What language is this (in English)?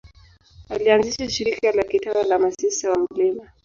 Swahili